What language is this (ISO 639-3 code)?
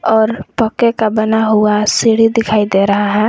hin